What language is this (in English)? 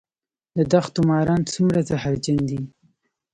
Pashto